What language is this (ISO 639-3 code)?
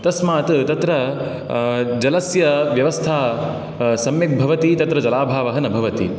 san